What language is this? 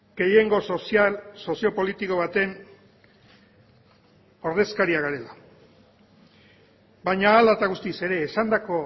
Basque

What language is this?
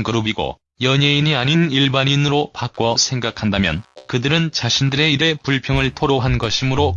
Korean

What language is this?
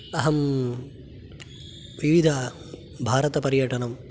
Sanskrit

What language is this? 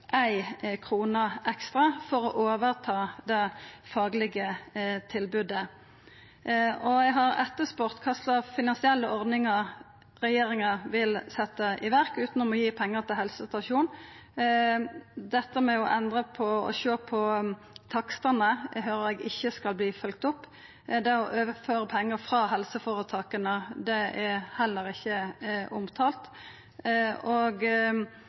Norwegian Nynorsk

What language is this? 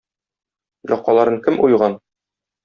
Tatar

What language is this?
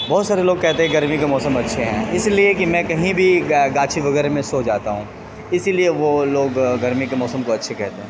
Urdu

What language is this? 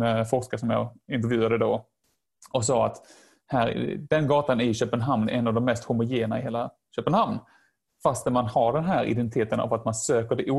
Swedish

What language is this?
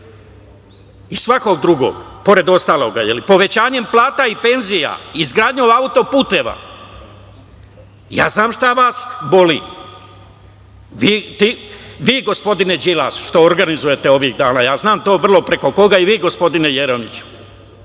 Serbian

